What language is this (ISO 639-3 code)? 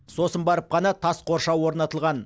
kaz